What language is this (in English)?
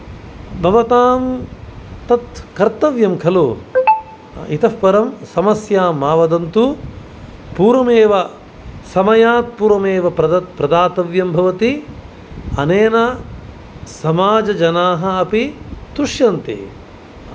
Sanskrit